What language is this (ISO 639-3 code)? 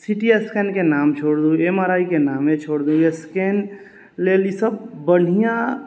mai